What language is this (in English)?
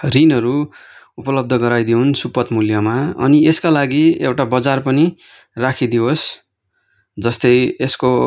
Nepali